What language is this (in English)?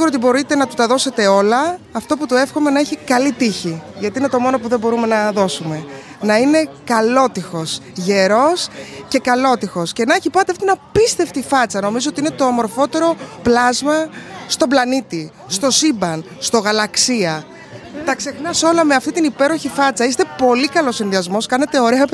Greek